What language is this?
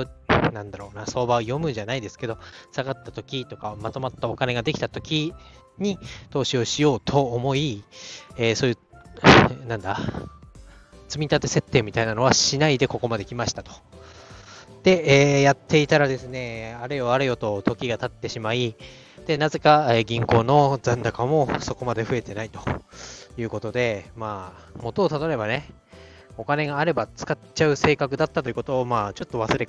Japanese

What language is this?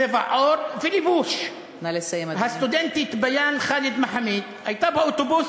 Hebrew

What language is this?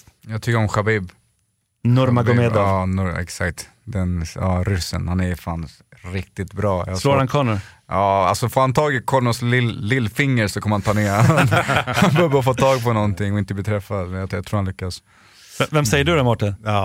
Swedish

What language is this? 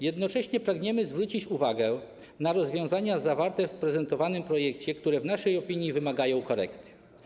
Polish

